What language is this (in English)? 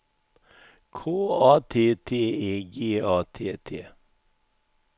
Swedish